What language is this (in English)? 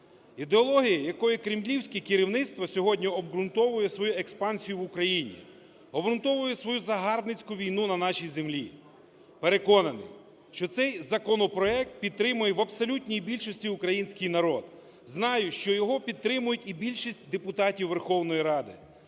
Ukrainian